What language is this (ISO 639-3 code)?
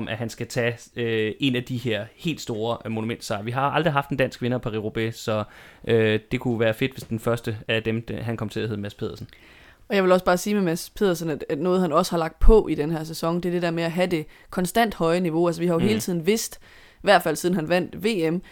dan